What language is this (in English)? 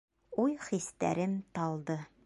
Bashkir